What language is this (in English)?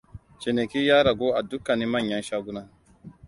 Hausa